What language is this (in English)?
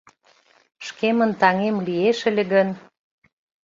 Mari